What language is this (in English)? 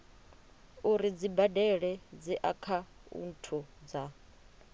Venda